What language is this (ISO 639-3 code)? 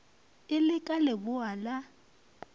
nso